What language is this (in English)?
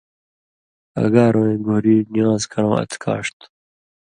Indus Kohistani